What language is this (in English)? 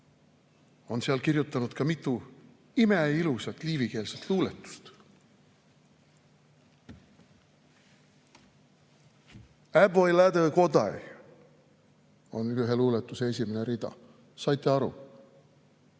Estonian